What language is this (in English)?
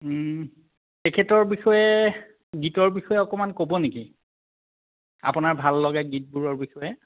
Assamese